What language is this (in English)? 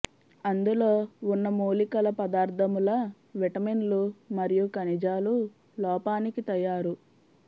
Telugu